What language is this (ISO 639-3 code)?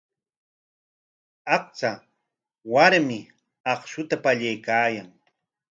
qwa